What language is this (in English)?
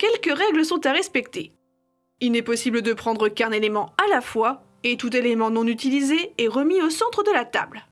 French